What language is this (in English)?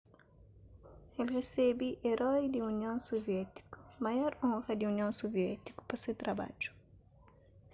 Kabuverdianu